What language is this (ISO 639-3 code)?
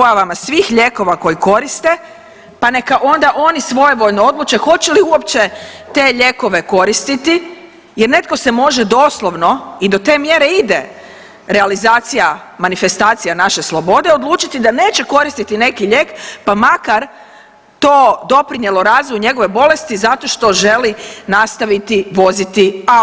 hrv